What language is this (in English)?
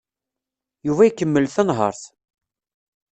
Kabyle